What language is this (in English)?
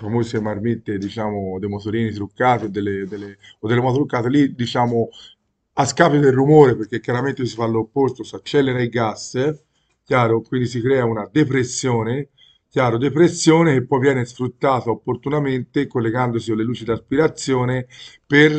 Italian